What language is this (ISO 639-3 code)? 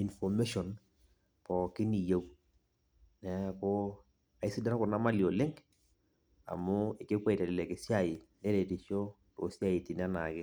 mas